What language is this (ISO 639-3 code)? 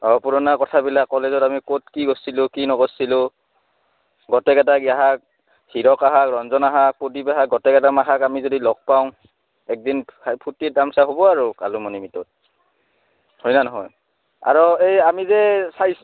asm